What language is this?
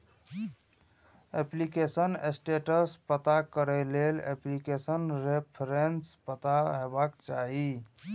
Maithili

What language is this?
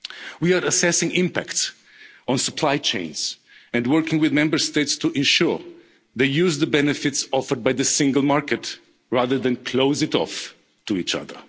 English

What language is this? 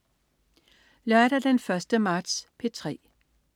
Danish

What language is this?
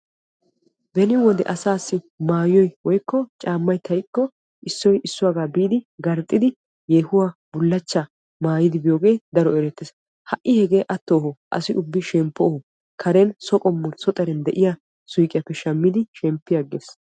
Wolaytta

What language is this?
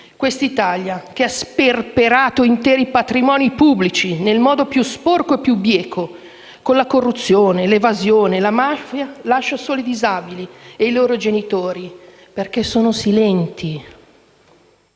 Italian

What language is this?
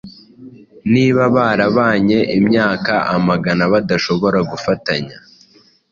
Kinyarwanda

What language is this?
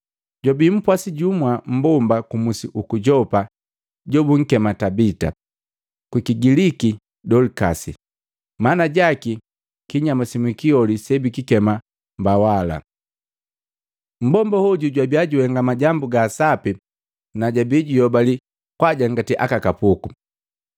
Matengo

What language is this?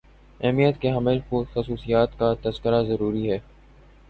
Urdu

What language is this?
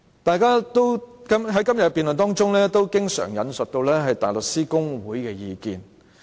Cantonese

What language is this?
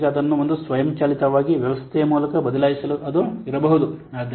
Kannada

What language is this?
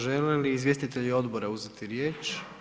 Croatian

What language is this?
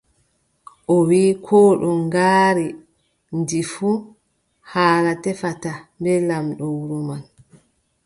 Adamawa Fulfulde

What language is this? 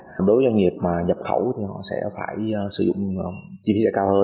Vietnamese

